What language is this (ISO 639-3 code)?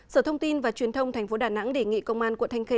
vie